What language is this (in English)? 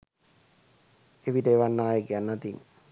Sinhala